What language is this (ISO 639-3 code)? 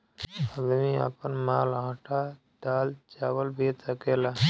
bho